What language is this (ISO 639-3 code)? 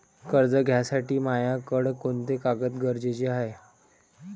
mar